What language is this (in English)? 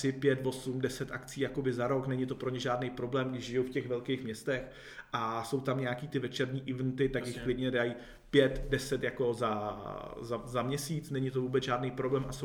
Czech